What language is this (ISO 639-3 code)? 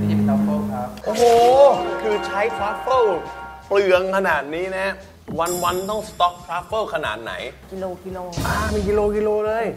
tha